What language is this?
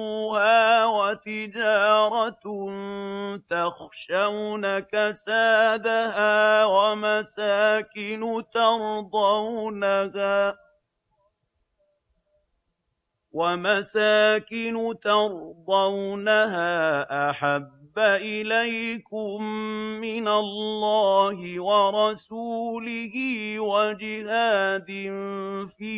Arabic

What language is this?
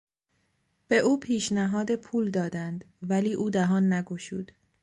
Persian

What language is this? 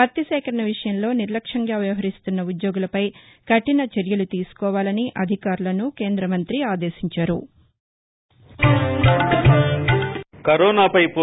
Telugu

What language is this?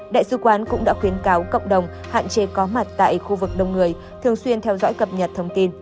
Vietnamese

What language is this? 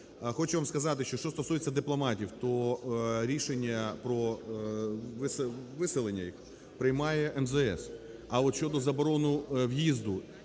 Ukrainian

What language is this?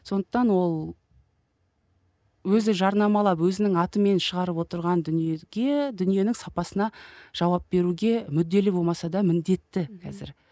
Kazakh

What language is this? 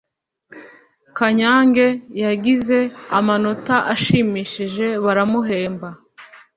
Kinyarwanda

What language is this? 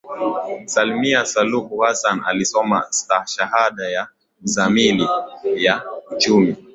Swahili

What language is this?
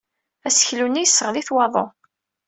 Kabyle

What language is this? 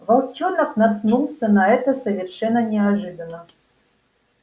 Russian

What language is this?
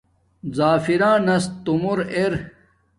Domaaki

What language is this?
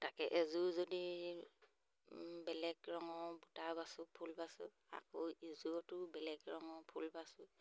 Assamese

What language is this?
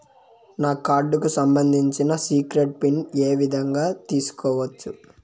Telugu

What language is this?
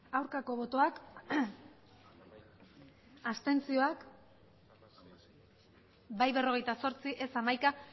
Basque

